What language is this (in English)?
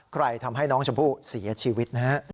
Thai